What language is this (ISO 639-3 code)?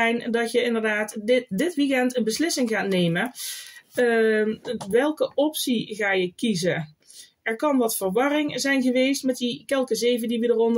nld